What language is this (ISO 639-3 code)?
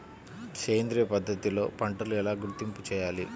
tel